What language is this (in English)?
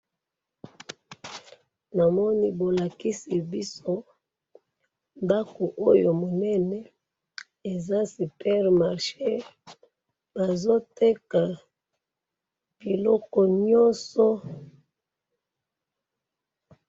Lingala